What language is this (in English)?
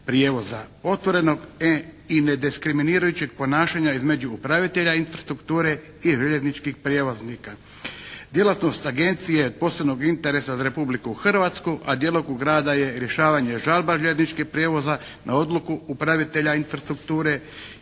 Croatian